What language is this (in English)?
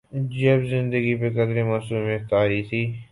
Urdu